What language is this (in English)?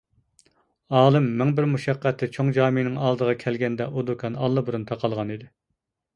Uyghur